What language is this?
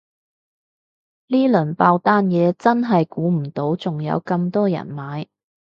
Cantonese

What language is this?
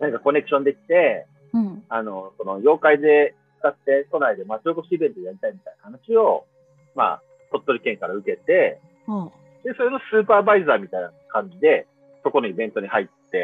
Japanese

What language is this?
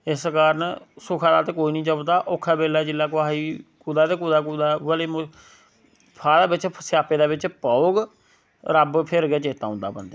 Dogri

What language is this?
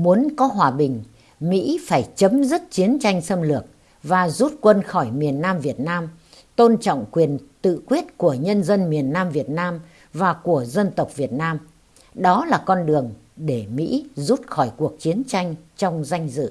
Vietnamese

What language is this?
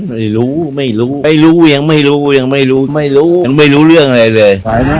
Thai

